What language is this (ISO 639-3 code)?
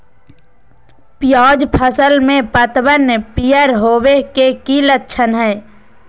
mag